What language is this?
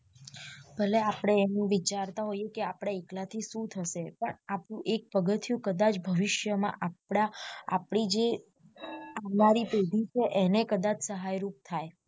Gujarati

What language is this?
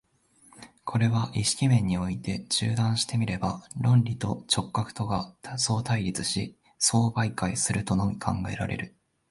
Japanese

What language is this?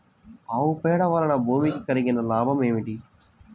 Telugu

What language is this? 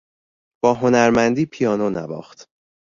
Persian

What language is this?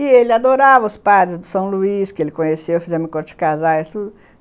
Portuguese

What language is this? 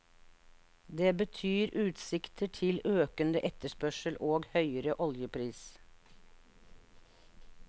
Norwegian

